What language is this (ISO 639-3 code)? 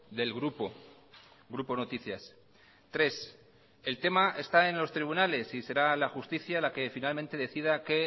spa